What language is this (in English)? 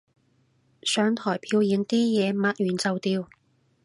Cantonese